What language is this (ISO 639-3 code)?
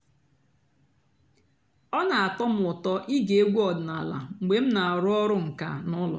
ibo